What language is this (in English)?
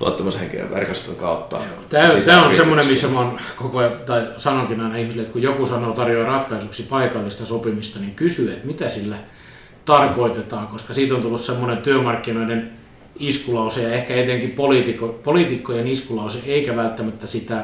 Finnish